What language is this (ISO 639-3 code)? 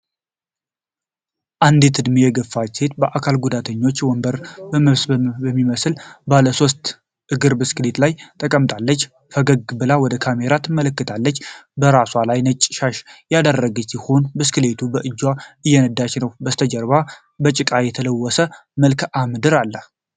amh